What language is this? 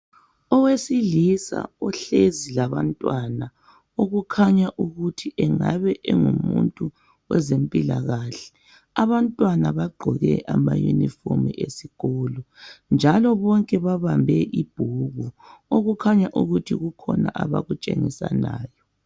North Ndebele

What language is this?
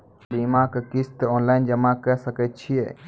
Maithili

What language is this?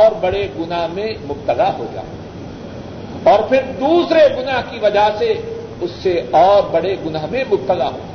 Urdu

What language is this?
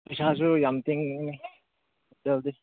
Manipuri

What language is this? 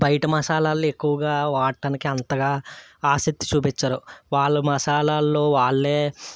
Telugu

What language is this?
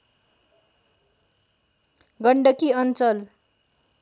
Nepali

